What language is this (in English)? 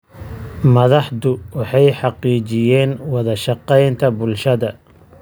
Somali